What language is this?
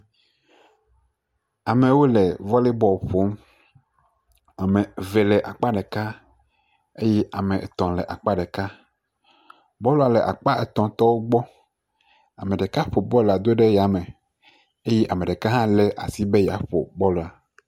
Ewe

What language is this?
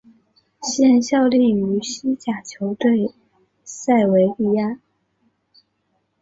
Chinese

